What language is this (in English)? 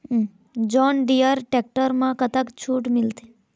Chhattisgarhi